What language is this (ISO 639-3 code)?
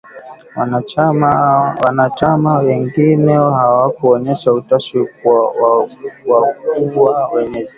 swa